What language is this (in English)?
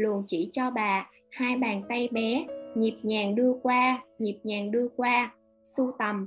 Vietnamese